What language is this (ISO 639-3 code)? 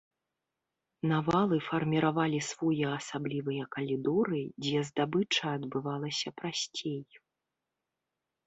bel